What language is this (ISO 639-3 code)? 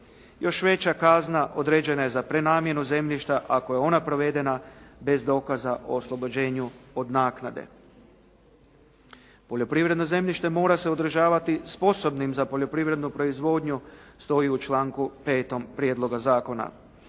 hrv